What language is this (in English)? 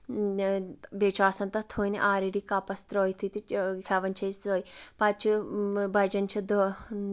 Kashmiri